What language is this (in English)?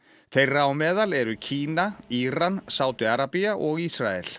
Icelandic